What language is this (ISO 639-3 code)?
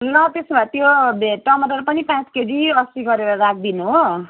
nep